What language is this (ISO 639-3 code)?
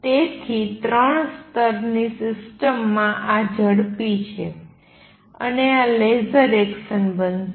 guj